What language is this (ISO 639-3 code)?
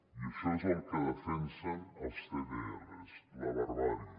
cat